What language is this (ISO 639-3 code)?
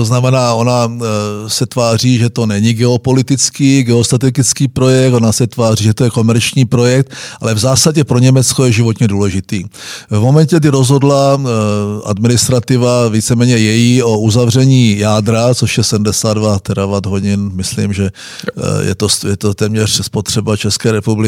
ces